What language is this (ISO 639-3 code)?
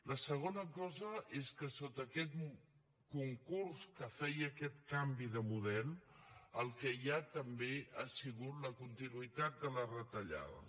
cat